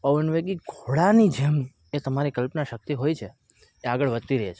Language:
Gujarati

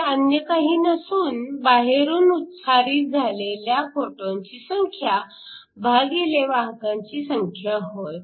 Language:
Marathi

